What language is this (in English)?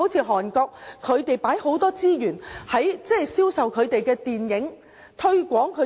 Cantonese